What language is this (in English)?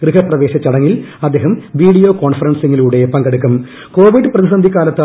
Malayalam